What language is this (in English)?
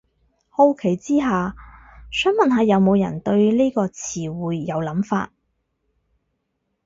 Cantonese